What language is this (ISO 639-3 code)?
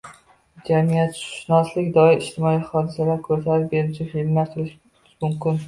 uzb